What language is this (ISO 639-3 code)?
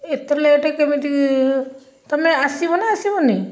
ori